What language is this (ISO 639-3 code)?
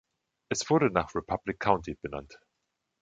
deu